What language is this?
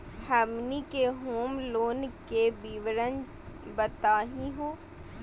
Magahi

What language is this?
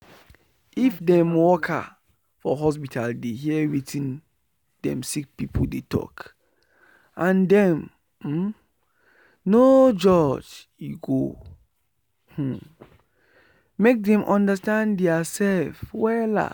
Nigerian Pidgin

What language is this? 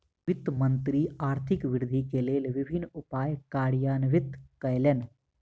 Maithili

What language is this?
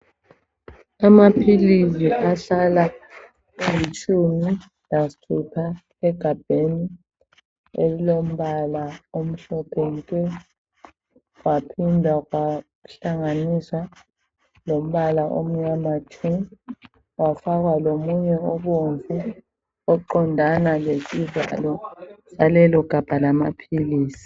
North Ndebele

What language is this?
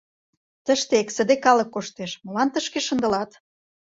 Mari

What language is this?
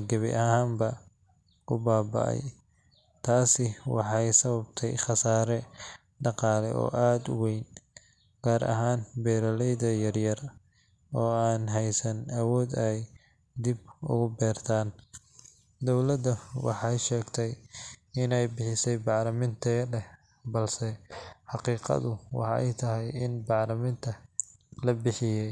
Somali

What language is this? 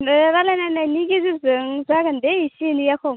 Bodo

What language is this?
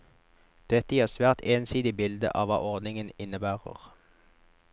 Norwegian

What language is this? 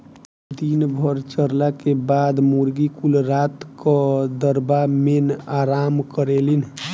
Bhojpuri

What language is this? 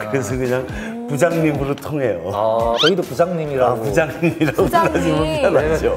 Korean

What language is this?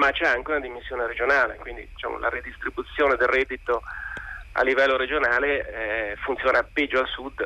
Italian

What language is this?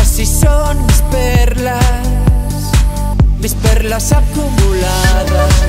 Spanish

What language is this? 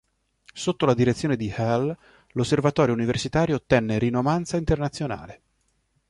Italian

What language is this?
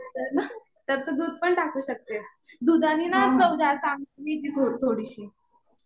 Marathi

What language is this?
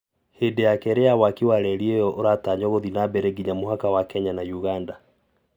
Kikuyu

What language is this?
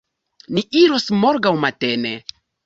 Esperanto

